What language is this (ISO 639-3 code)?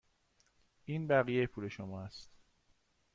fas